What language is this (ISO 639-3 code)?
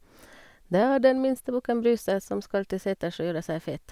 nor